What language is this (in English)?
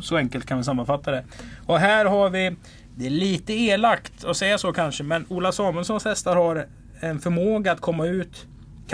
Swedish